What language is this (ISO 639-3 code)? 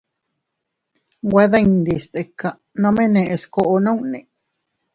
cut